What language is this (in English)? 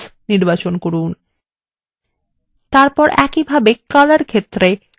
Bangla